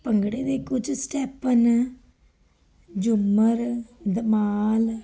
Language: Punjabi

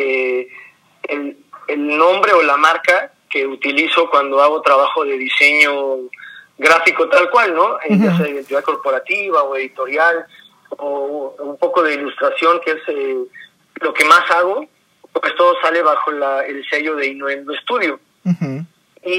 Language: Spanish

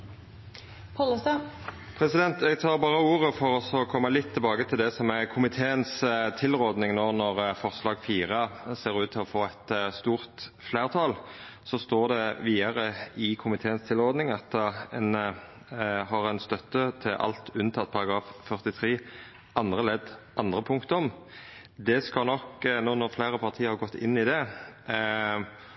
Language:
Norwegian Nynorsk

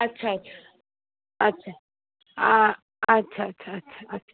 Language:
Sindhi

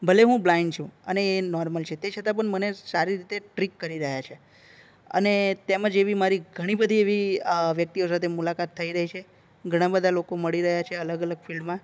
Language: Gujarati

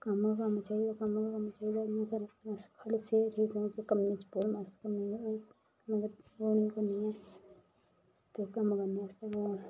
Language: Dogri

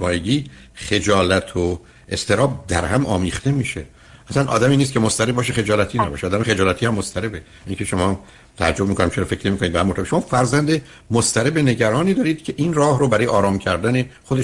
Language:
Persian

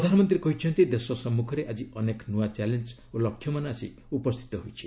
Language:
Odia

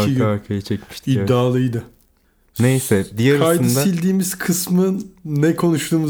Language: Turkish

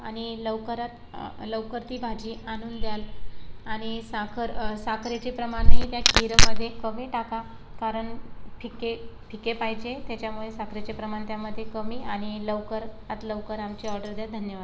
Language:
Marathi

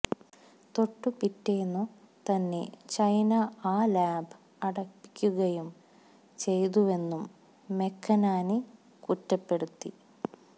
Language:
Malayalam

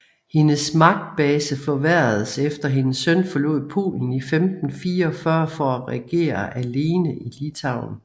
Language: Danish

